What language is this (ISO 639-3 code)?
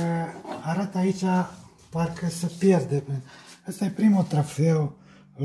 ron